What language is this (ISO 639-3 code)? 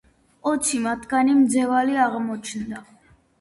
kat